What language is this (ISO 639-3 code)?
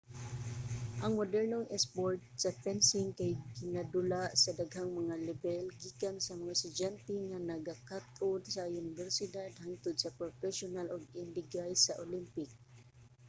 ceb